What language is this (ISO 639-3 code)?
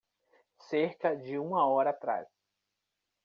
por